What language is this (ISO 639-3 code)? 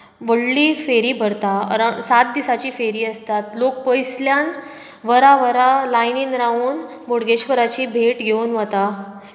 kok